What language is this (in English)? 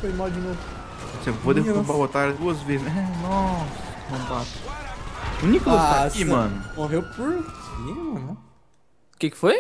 Portuguese